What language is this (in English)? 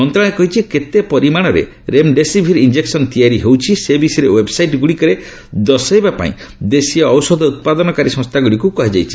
Odia